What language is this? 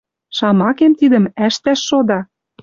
Western Mari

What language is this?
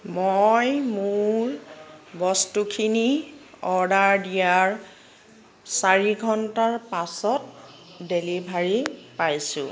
Assamese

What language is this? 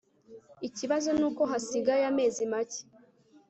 Kinyarwanda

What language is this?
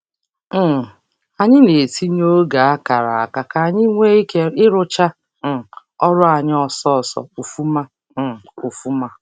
Igbo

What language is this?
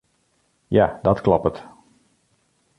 Western Frisian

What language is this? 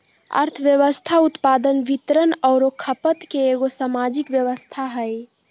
Magahi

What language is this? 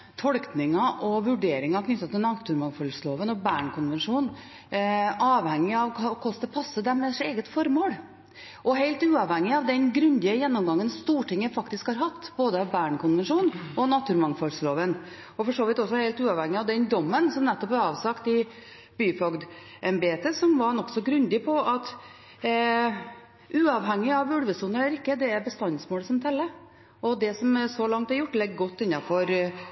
Norwegian Bokmål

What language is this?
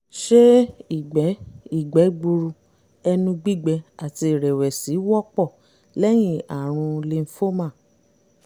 Yoruba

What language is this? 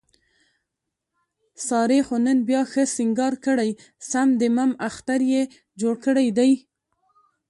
Pashto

